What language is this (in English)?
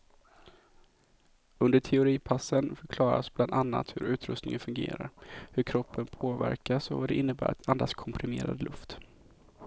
Swedish